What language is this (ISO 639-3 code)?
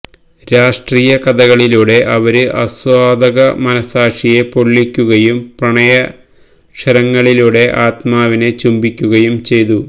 mal